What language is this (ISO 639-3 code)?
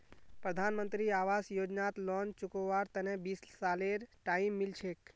mag